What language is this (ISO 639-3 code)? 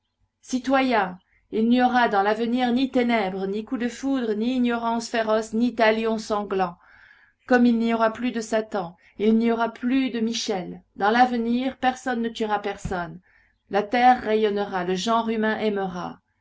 fra